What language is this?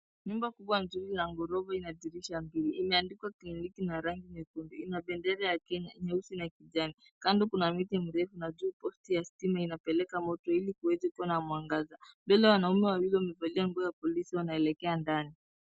Swahili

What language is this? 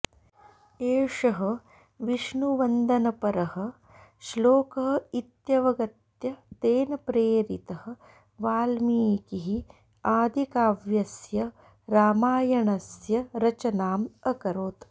Sanskrit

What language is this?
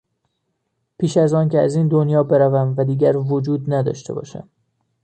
Persian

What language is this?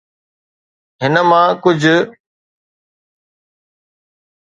Sindhi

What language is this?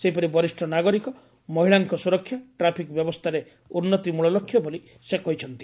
Odia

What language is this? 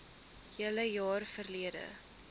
Afrikaans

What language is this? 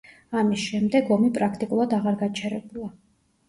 Georgian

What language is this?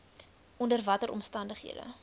Afrikaans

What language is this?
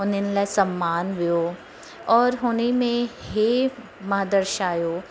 Sindhi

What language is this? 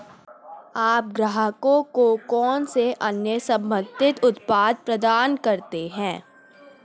Hindi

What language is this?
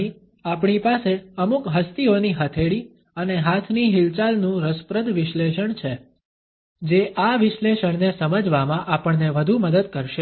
Gujarati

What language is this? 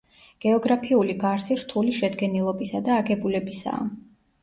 Georgian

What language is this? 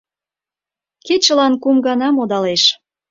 Mari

